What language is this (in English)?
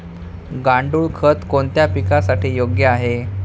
Marathi